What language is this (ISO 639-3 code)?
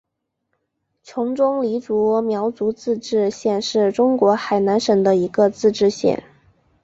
zho